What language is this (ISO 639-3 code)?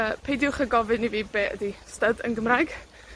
cym